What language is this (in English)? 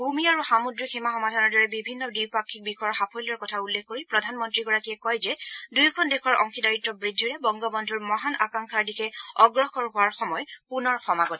Assamese